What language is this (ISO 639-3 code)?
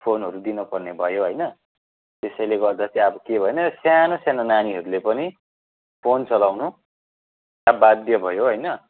nep